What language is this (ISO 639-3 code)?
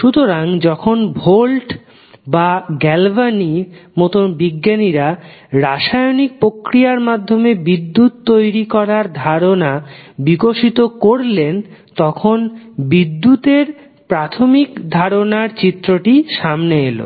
ben